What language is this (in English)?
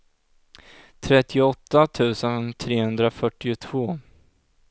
Swedish